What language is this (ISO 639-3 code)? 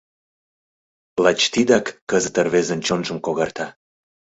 chm